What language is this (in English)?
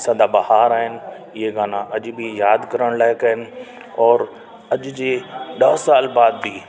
Sindhi